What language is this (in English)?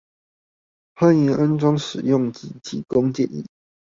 Chinese